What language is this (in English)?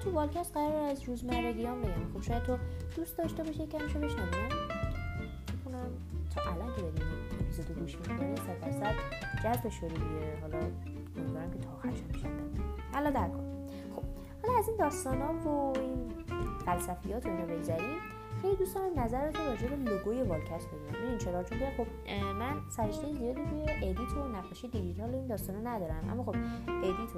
Persian